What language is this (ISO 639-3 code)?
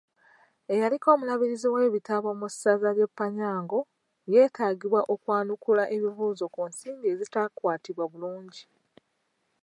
lug